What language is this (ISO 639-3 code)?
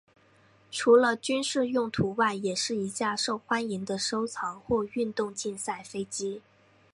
zho